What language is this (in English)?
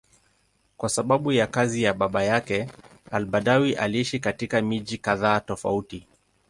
Swahili